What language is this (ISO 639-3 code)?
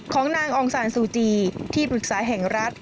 tha